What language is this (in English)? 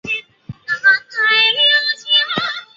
Chinese